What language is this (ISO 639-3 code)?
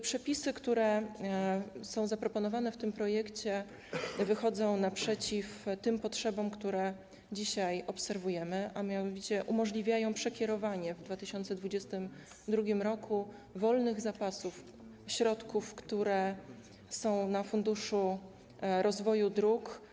pol